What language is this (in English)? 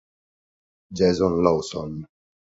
Italian